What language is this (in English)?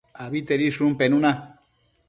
Matsés